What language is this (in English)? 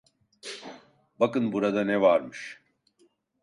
Turkish